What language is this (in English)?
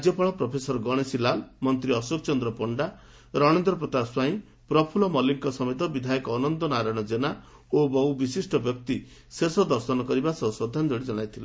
Odia